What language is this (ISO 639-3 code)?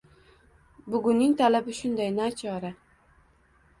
uzb